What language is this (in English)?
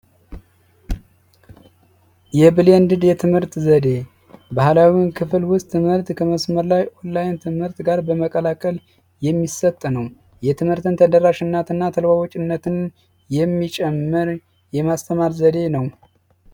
Amharic